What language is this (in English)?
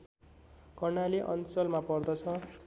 Nepali